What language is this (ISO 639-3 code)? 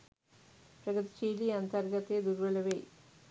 sin